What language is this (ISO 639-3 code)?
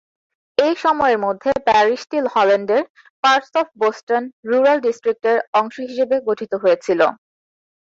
ben